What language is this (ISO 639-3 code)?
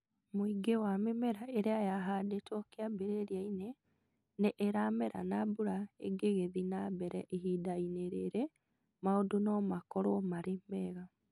kik